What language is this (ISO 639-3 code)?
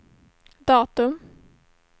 swe